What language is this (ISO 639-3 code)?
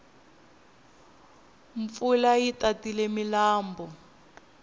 tso